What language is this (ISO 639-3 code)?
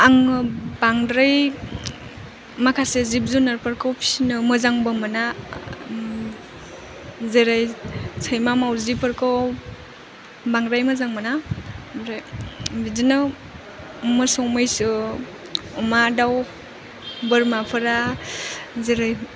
brx